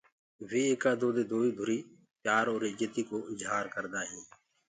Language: Gurgula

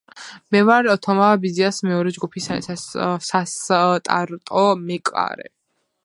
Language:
Georgian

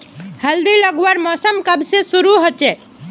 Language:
Magahi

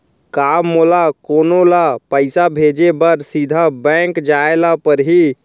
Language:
Chhattisgarhi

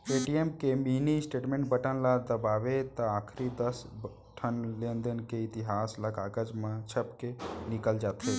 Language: Chhattisgarhi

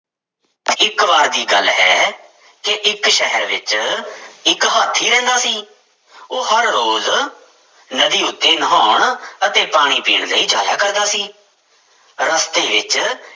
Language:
Punjabi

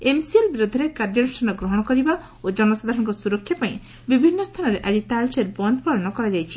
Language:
Odia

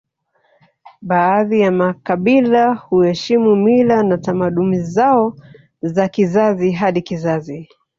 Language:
Swahili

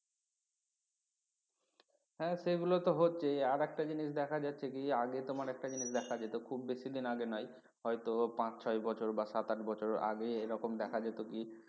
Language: Bangla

